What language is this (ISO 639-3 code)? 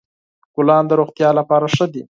pus